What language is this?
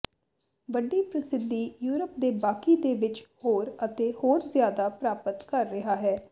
Punjabi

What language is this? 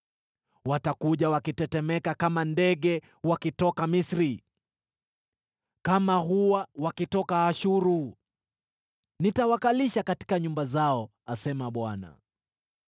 Swahili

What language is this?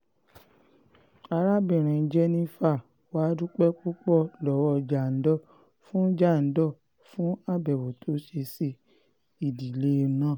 Yoruba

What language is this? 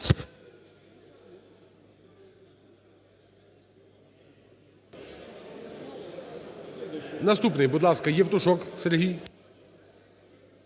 Ukrainian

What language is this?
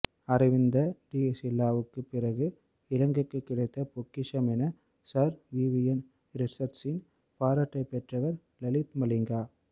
Tamil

